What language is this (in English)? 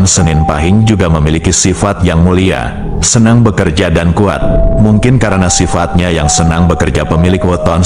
Indonesian